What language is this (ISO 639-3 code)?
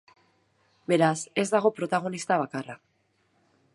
eus